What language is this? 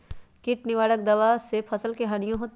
Magahi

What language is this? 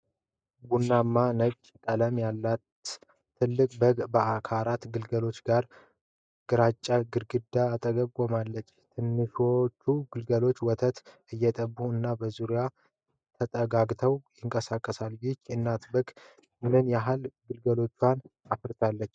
Amharic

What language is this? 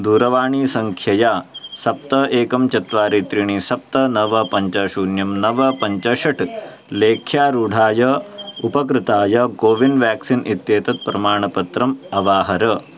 Sanskrit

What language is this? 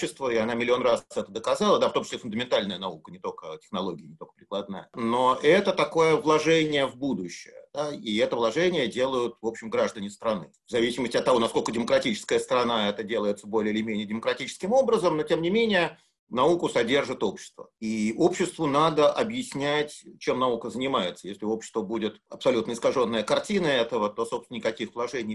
Russian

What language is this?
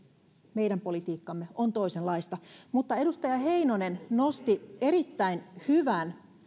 Finnish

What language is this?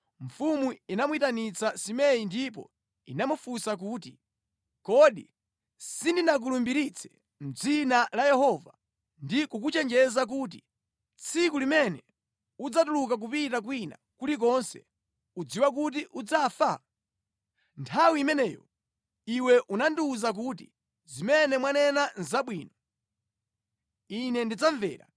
Nyanja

